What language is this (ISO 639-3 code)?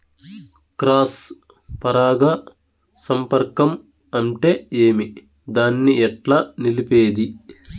tel